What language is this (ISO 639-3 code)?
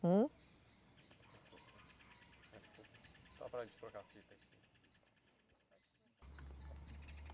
por